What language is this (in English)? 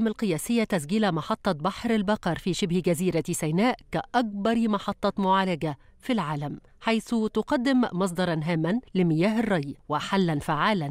Arabic